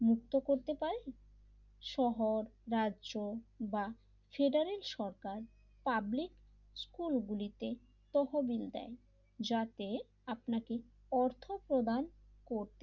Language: Bangla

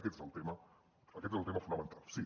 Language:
Catalan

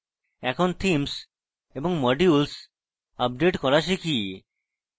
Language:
Bangla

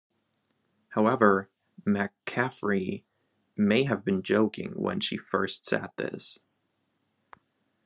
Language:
English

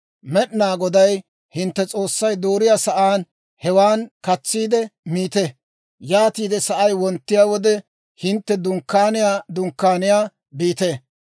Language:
Dawro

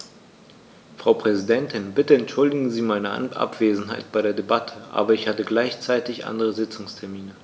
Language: German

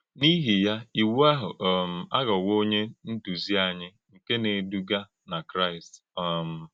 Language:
Igbo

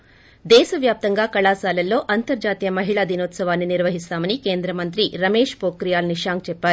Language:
Telugu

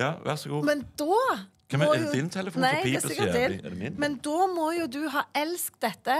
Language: Norwegian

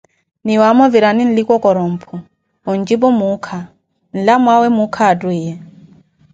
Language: Koti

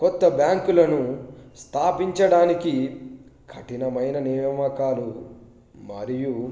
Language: Telugu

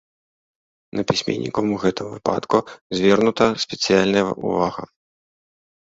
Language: Belarusian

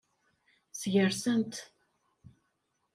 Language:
Kabyle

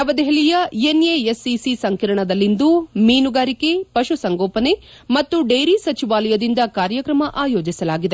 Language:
Kannada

